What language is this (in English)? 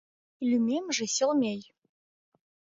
Mari